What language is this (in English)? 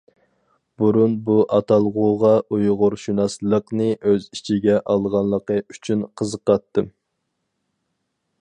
Uyghur